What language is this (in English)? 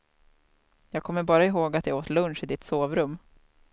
Swedish